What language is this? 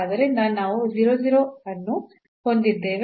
Kannada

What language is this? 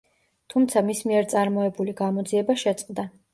Georgian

